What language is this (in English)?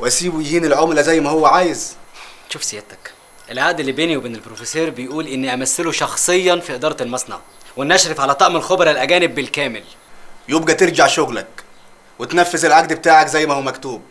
Arabic